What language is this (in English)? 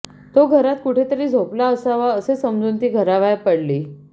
Marathi